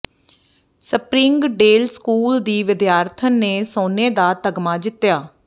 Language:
Punjabi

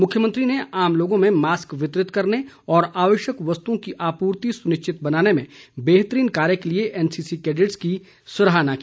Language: Hindi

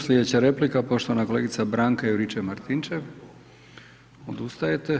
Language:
Croatian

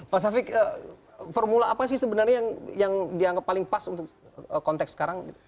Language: Indonesian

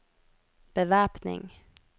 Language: Norwegian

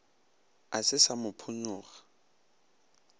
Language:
Northern Sotho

